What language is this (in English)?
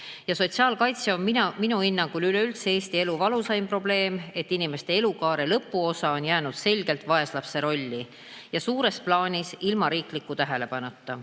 Estonian